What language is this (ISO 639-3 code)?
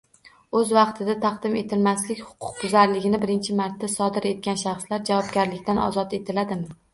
uzb